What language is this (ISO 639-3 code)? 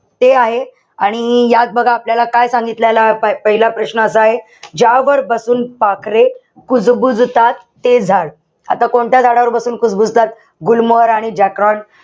mar